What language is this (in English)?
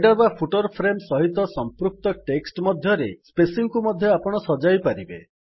Odia